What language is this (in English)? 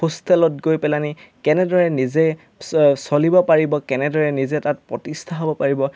Assamese